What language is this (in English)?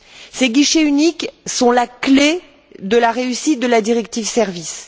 French